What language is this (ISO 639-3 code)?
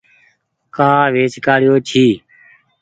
gig